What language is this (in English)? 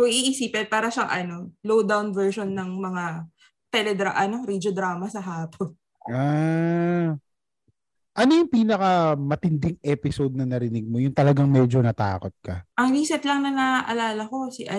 Filipino